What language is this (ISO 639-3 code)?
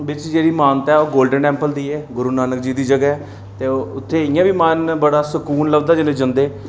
doi